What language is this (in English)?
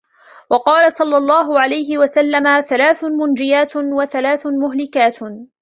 Arabic